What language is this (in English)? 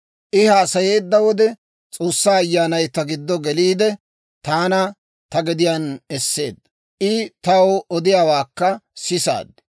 Dawro